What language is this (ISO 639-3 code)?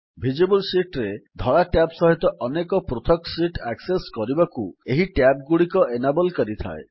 ori